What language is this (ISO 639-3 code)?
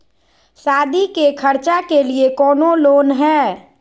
mag